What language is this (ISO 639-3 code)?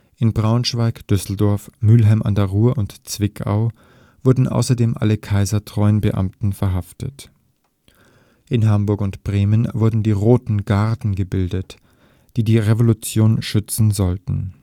deu